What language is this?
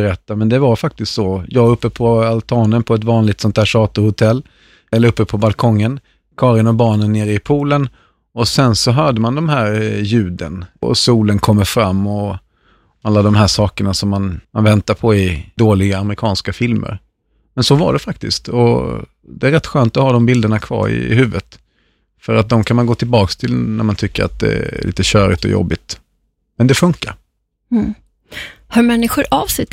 Swedish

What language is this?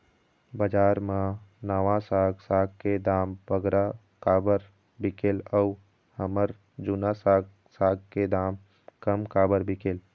Chhattisgarhi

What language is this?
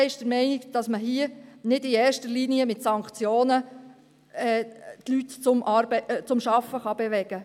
Swiss German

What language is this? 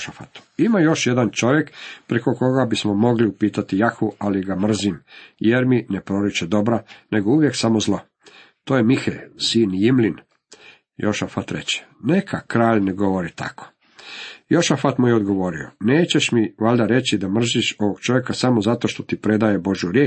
Croatian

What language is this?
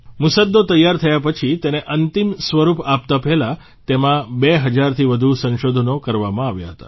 Gujarati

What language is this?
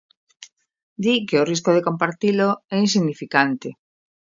Galician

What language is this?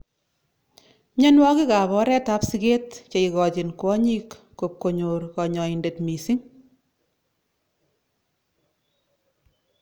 Kalenjin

